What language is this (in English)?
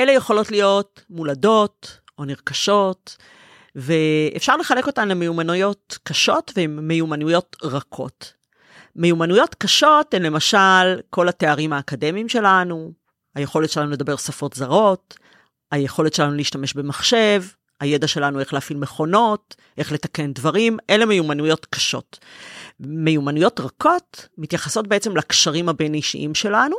Hebrew